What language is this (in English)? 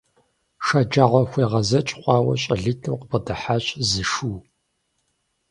Kabardian